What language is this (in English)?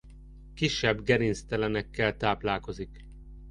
Hungarian